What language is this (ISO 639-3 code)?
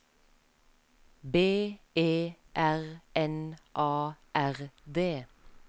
nor